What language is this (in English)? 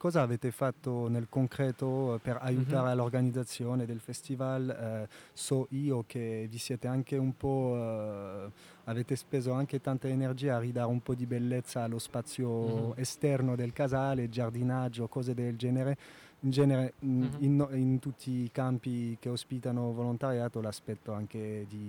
Italian